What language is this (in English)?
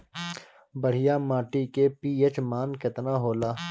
Bhojpuri